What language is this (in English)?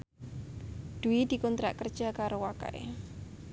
Javanese